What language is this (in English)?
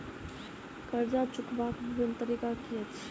Maithili